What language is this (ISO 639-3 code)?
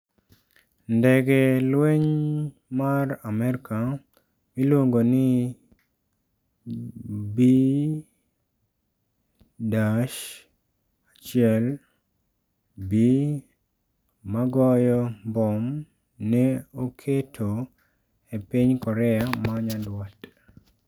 luo